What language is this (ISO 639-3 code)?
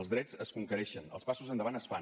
cat